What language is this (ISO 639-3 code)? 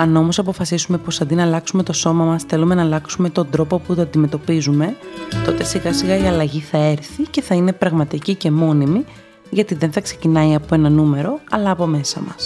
ell